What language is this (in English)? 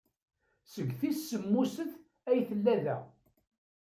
Kabyle